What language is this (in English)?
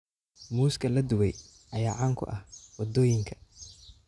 Somali